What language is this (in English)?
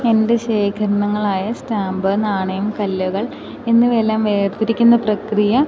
Malayalam